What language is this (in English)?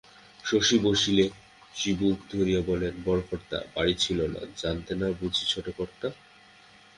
Bangla